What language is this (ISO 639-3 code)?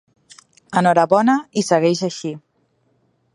cat